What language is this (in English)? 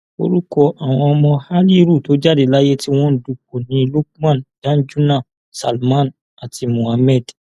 Yoruba